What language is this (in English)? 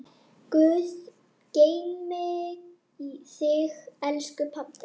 Icelandic